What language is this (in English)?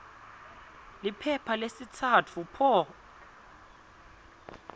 Swati